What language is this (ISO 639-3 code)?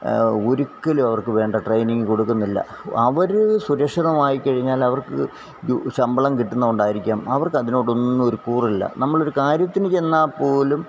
mal